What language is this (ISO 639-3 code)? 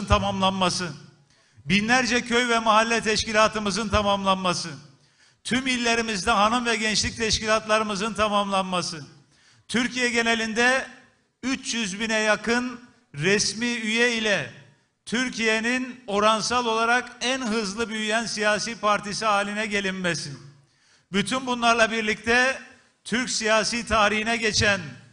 tur